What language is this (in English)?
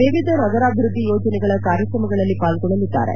Kannada